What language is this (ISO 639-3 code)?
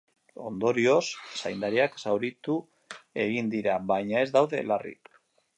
eus